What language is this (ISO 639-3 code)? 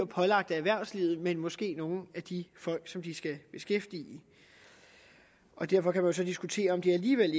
dan